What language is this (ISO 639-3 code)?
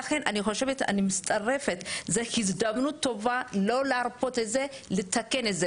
heb